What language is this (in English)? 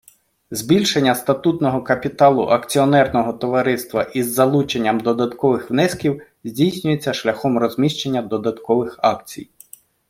Ukrainian